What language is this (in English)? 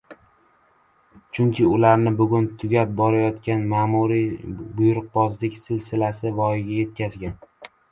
Uzbek